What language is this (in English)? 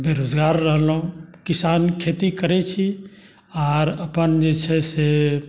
Maithili